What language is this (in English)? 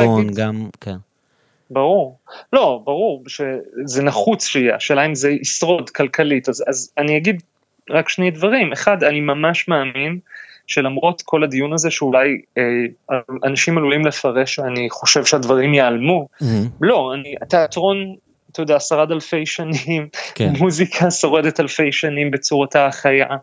Hebrew